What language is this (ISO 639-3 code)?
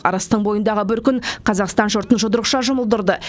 kaz